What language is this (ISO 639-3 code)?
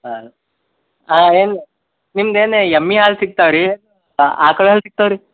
kan